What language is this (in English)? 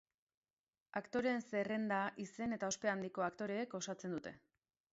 Basque